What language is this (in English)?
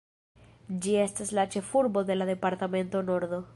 Esperanto